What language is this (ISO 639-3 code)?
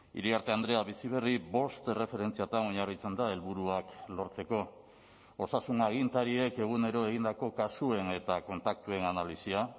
eus